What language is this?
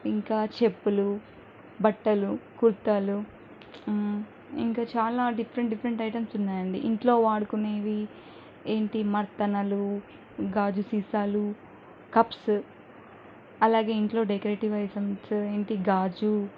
Telugu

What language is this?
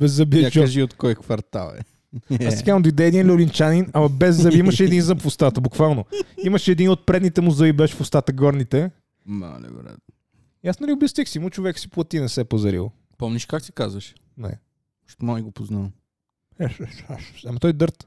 Bulgarian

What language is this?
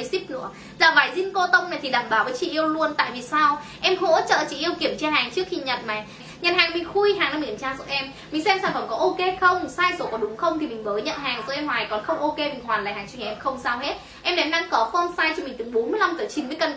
Vietnamese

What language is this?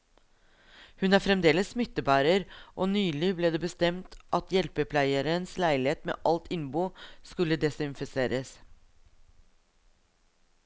Norwegian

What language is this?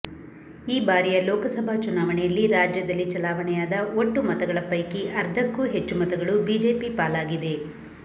Kannada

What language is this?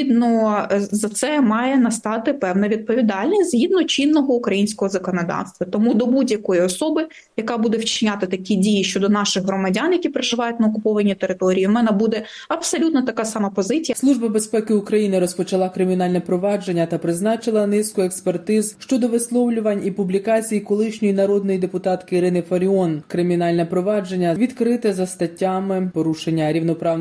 Ukrainian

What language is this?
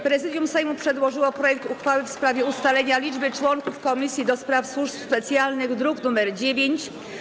Polish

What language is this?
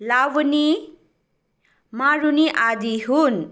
Nepali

